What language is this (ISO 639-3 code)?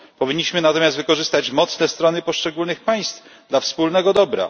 pol